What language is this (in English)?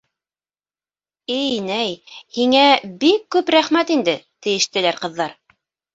Bashkir